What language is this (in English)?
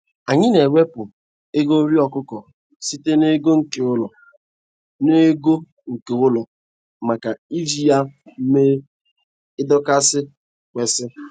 Igbo